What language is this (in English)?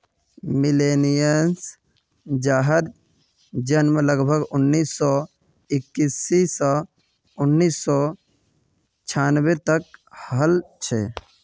Magahi